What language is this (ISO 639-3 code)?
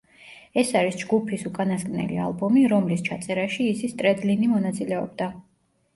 kat